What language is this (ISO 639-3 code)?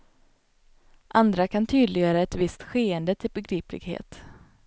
swe